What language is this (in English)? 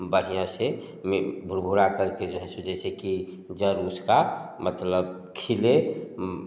Hindi